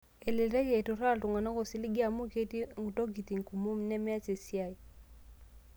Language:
Masai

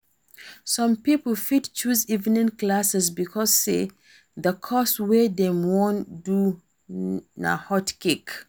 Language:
Nigerian Pidgin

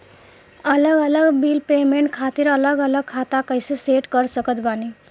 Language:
Bhojpuri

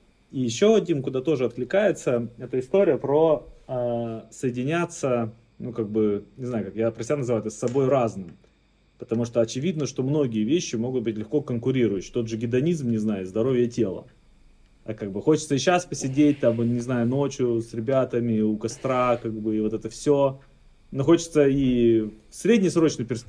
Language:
Russian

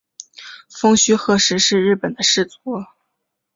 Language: Chinese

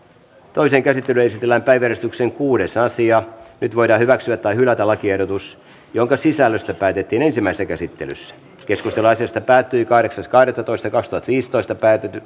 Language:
Finnish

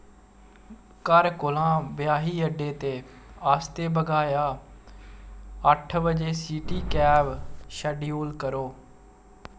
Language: Dogri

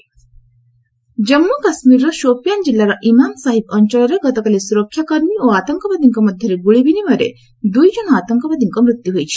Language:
Odia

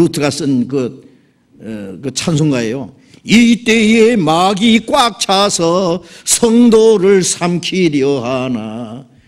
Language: Korean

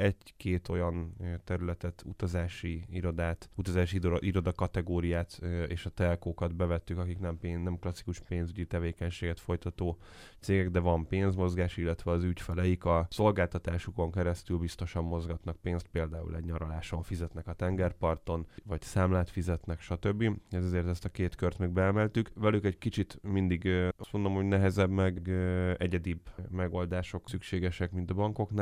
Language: Hungarian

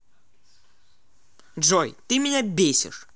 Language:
Russian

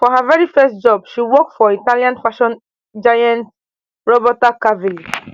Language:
Nigerian Pidgin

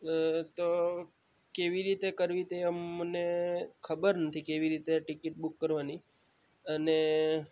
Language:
Gujarati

